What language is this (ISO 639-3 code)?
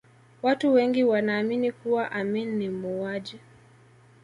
swa